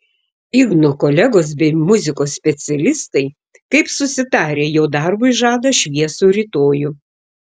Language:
Lithuanian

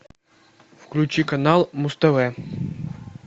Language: Russian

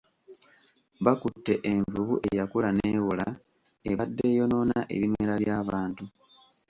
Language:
Ganda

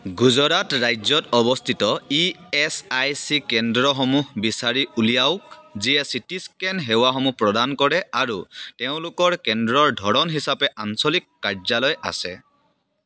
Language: Assamese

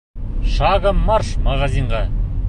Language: Bashkir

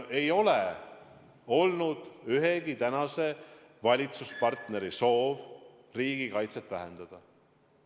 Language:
Estonian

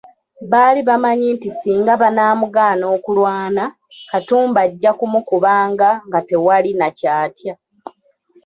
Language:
Ganda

